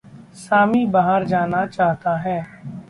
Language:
Hindi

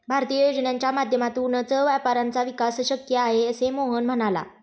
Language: Marathi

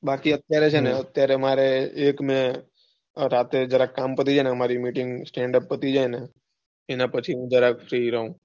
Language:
Gujarati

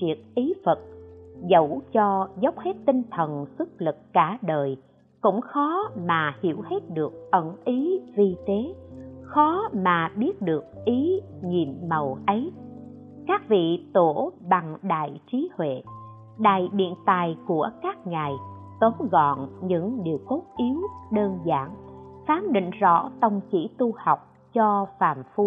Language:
Vietnamese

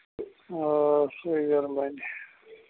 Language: Kashmiri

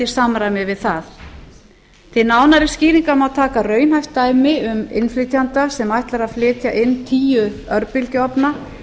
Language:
Icelandic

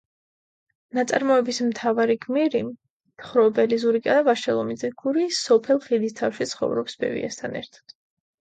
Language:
Georgian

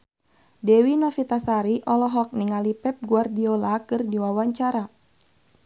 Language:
Sundanese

